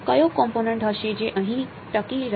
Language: Gujarati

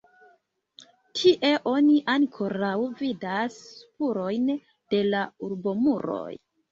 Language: Esperanto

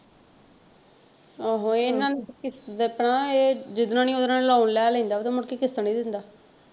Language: Punjabi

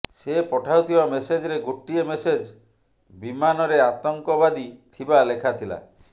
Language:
Odia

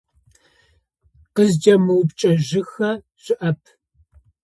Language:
Adyghe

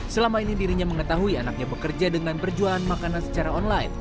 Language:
Indonesian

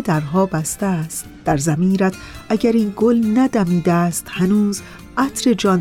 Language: Persian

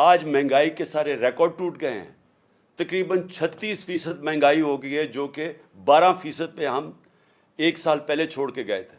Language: Urdu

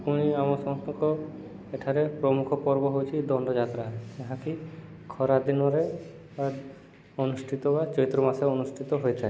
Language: Odia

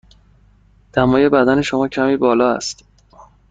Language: Persian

